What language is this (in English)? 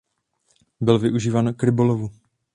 Czech